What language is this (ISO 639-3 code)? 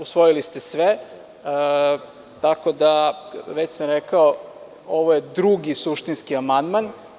srp